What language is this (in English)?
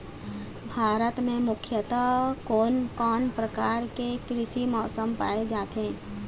Chhattisgarhi